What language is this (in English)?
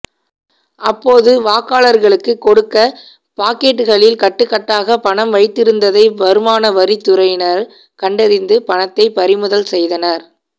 Tamil